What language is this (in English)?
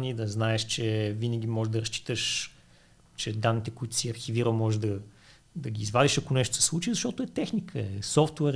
Bulgarian